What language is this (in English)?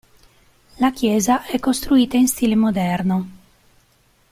Italian